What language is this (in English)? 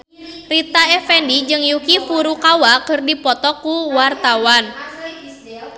Sundanese